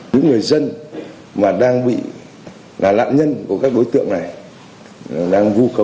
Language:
Vietnamese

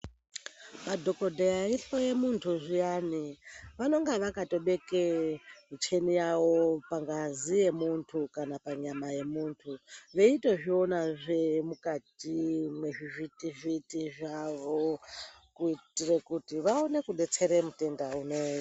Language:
Ndau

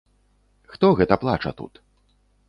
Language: Belarusian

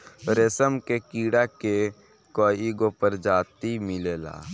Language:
Bhojpuri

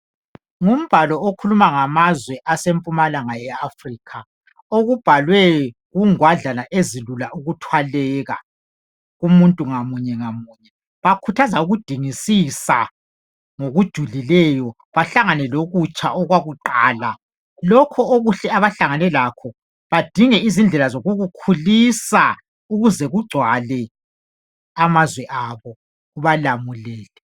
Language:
North Ndebele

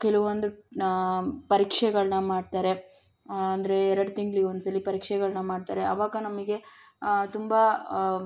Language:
Kannada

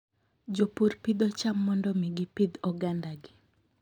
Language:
Luo (Kenya and Tanzania)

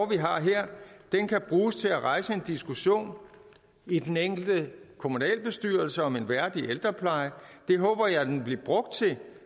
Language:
Danish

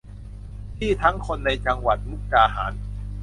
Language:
Thai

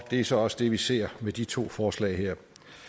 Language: Danish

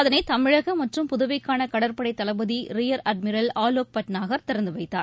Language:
Tamil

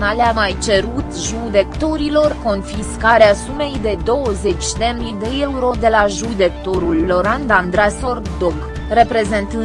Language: Romanian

